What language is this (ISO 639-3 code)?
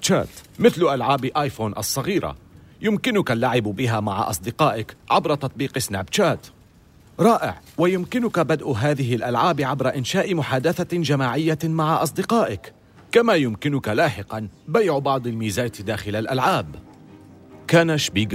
ara